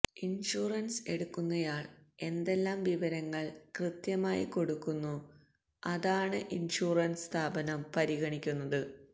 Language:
Malayalam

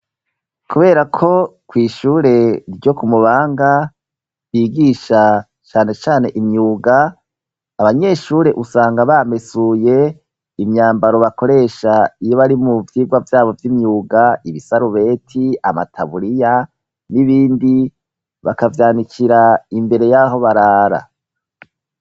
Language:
Rundi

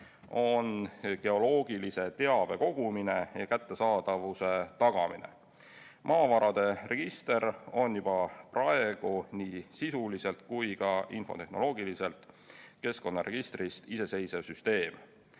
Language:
Estonian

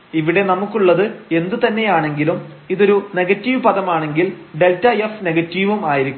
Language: Malayalam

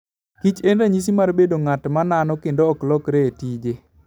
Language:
Luo (Kenya and Tanzania)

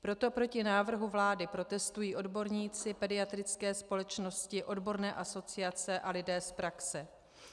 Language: Czech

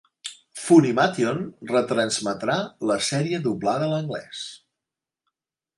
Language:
Catalan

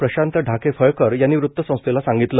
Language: Marathi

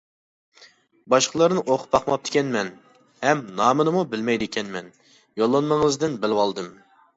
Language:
Uyghur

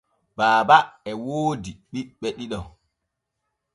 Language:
Borgu Fulfulde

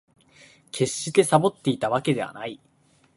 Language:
Japanese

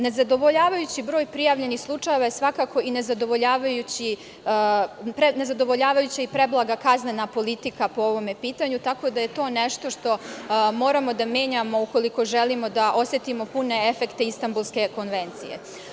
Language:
Serbian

